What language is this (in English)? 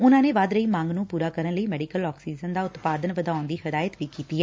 Punjabi